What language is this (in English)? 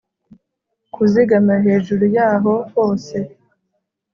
Kinyarwanda